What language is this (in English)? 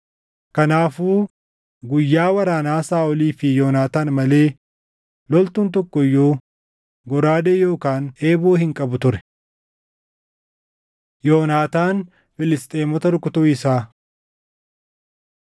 Oromo